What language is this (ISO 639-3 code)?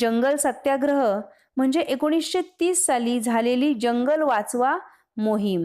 mar